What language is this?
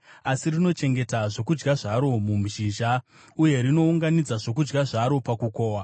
Shona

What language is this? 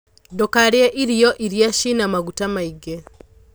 Kikuyu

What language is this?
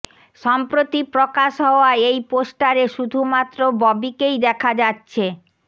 Bangla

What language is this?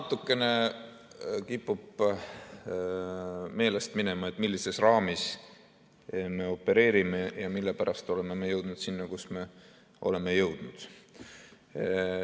Estonian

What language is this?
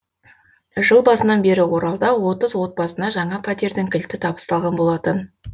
Kazakh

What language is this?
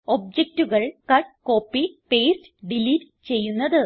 Malayalam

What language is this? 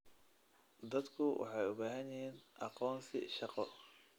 Somali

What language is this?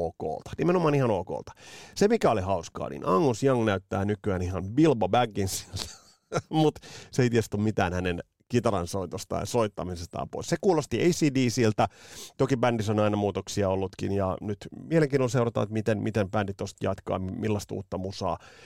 Finnish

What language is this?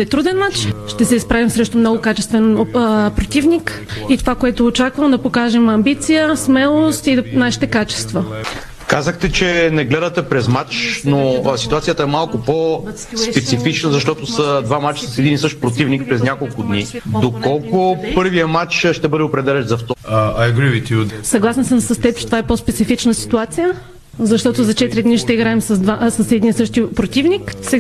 Bulgarian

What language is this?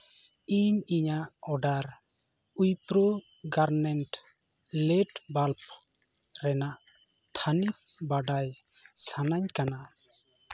Santali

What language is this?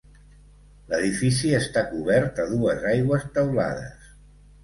Catalan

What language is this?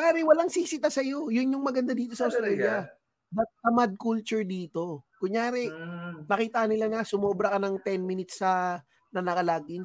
Filipino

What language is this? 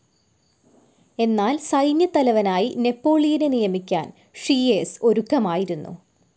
Malayalam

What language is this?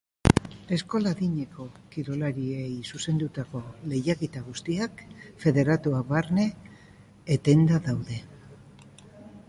Basque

